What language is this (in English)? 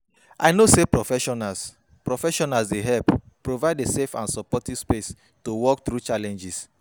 Nigerian Pidgin